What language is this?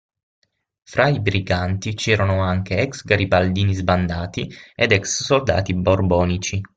Italian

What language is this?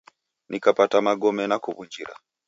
Taita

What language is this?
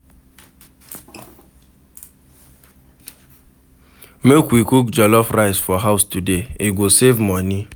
Nigerian Pidgin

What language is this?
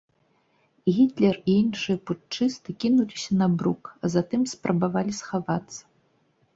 Belarusian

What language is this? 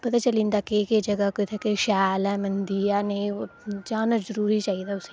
Dogri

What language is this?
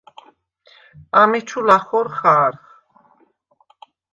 Svan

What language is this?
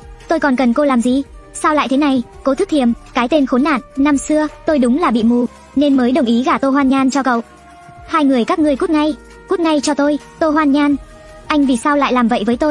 Vietnamese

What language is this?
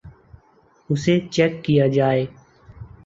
Urdu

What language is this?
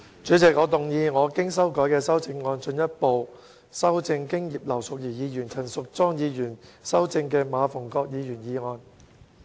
Cantonese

